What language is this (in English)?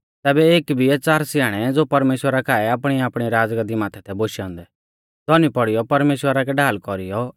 Mahasu Pahari